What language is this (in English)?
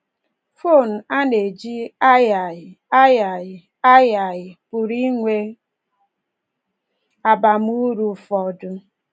Igbo